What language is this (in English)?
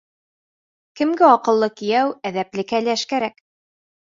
Bashkir